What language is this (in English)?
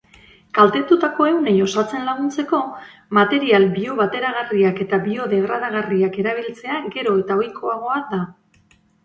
Basque